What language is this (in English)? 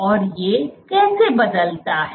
Hindi